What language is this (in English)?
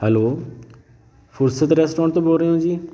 Punjabi